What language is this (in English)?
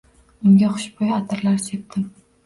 Uzbek